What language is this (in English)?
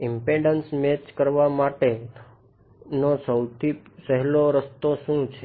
Gujarati